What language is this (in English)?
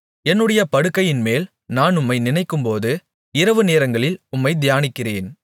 Tamil